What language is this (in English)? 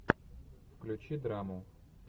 Russian